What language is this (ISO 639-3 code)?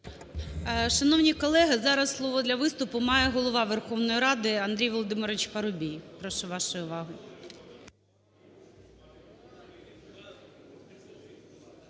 ukr